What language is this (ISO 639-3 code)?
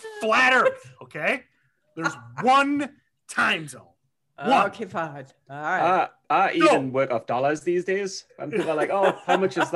eng